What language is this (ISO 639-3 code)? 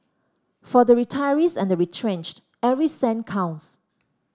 eng